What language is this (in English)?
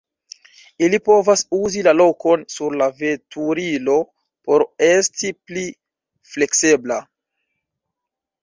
Esperanto